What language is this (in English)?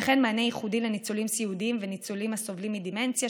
Hebrew